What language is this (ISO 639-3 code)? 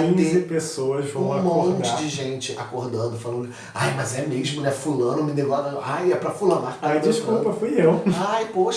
por